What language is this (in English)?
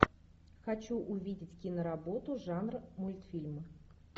Russian